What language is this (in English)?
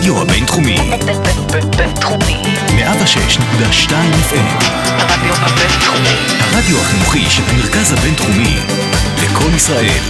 Hebrew